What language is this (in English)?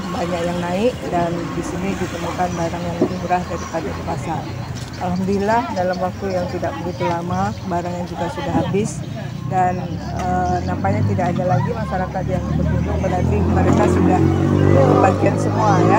Indonesian